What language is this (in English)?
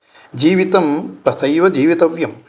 Sanskrit